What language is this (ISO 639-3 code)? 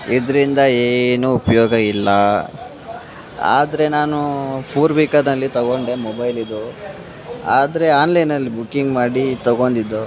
kan